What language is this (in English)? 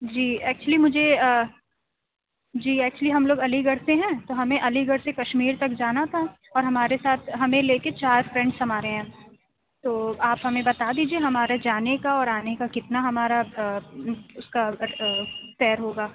Urdu